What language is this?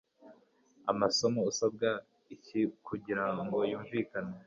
Kinyarwanda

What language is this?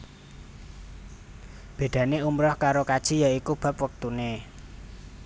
Javanese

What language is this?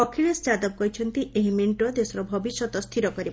Odia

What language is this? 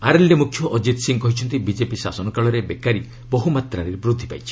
Odia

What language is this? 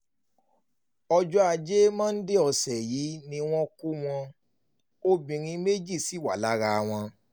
Yoruba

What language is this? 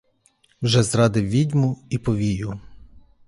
Ukrainian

